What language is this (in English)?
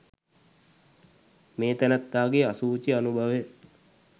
Sinhala